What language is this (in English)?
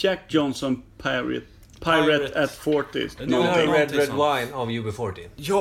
Swedish